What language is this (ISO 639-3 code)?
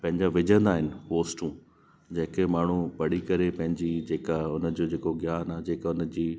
snd